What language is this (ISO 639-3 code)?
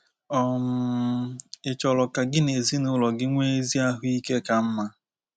ibo